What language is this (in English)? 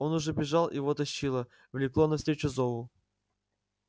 Russian